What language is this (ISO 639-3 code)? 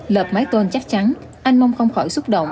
vie